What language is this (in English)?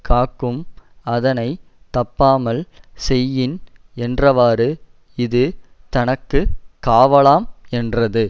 Tamil